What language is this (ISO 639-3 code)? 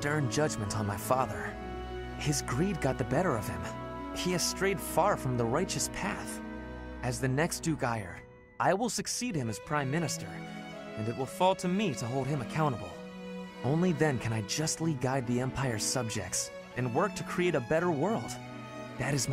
pol